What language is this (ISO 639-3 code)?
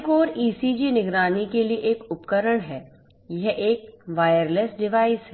hin